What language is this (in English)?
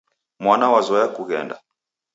Taita